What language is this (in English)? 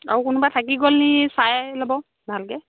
Assamese